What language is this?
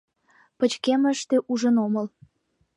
Mari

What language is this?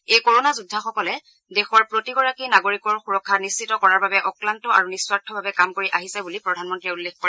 Assamese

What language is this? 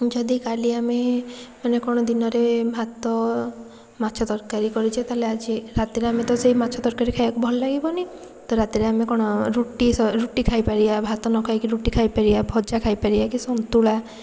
Odia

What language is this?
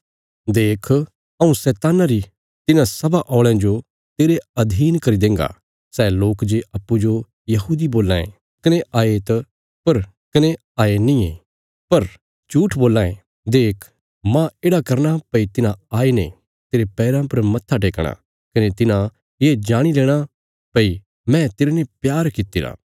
Bilaspuri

